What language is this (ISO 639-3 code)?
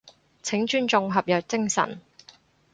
yue